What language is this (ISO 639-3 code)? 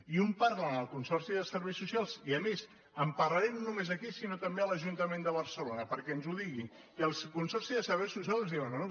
cat